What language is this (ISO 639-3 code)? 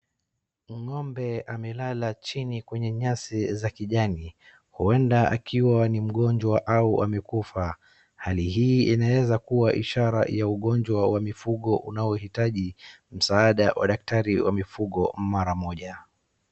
swa